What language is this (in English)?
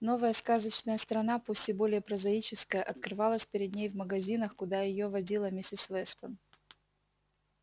Russian